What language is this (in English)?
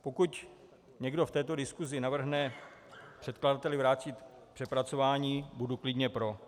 Czech